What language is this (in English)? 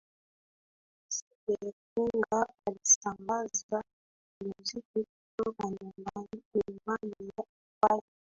Swahili